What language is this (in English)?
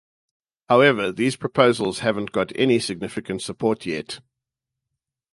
English